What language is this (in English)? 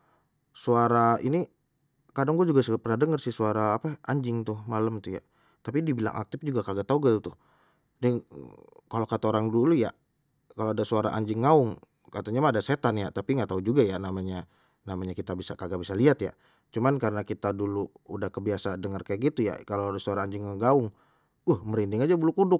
Betawi